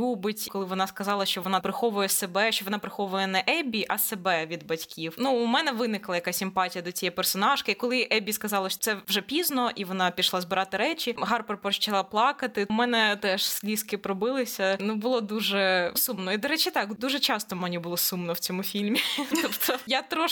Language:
Ukrainian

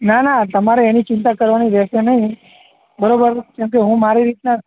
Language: Gujarati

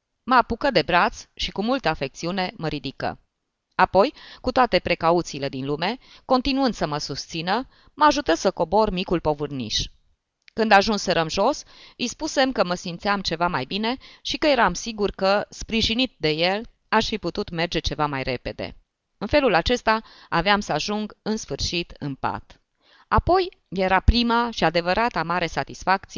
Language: Romanian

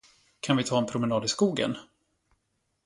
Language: Swedish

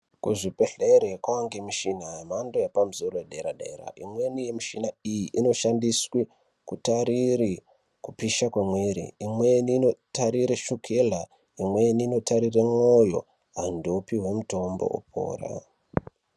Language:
Ndau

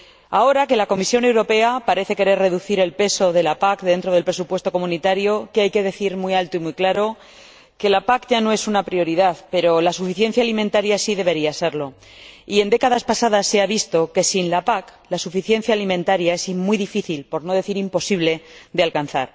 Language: Spanish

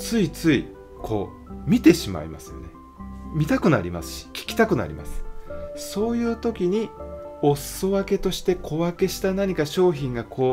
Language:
Japanese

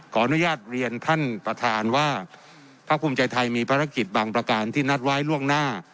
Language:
Thai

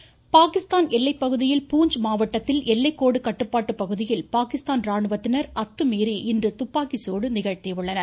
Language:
Tamil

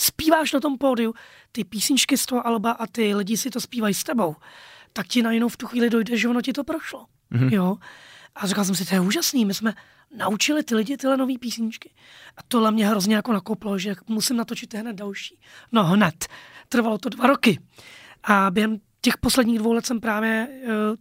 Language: Czech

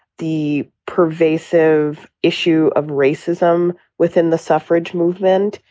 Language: English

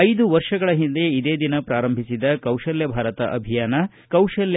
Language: Kannada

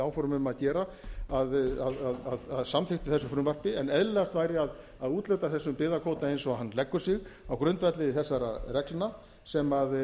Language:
Icelandic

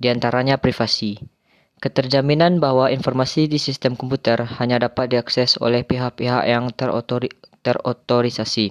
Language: Indonesian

